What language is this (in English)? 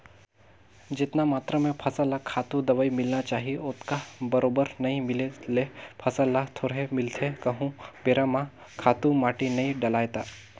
Chhattisgarhi